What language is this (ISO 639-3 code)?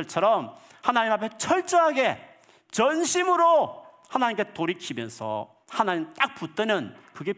kor